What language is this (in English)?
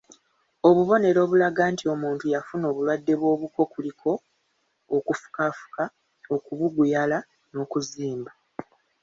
Ganda